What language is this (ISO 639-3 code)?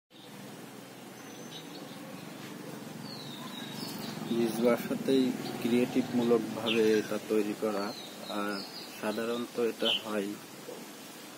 ben